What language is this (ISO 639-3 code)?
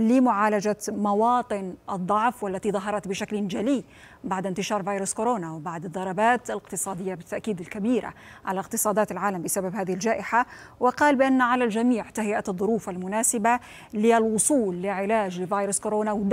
ara